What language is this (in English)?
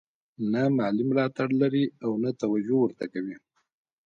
Pashto